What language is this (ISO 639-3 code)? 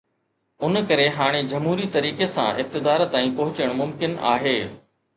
snd